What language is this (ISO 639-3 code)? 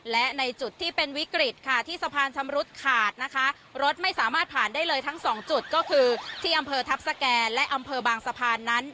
tha